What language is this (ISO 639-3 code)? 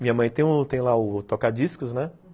por